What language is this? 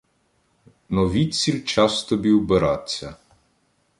Ukrainian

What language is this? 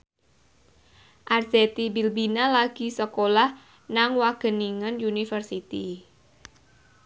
Javanese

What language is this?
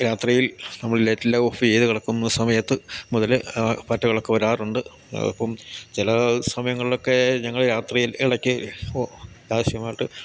Malayalam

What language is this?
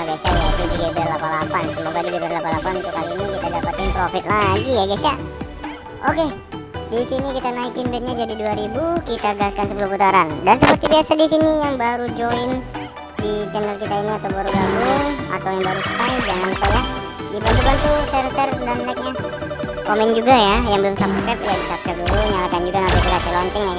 Indonesian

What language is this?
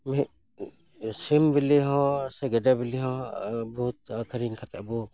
Santali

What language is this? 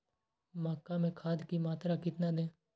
Magahi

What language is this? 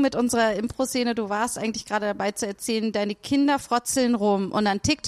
German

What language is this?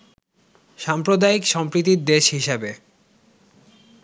Bangla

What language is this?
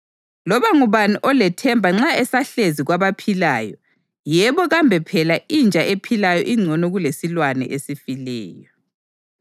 North Ndebele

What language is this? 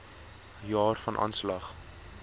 Afrikaans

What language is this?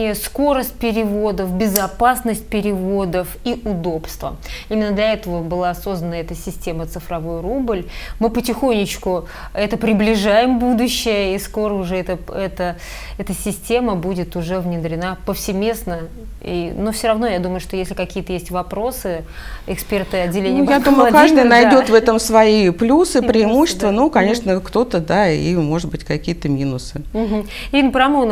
Russian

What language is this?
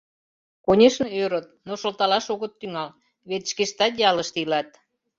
Mari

